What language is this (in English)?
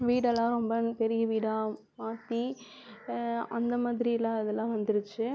Tamil